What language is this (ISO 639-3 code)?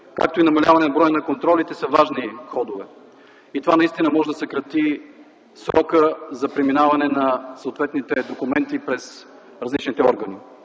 bul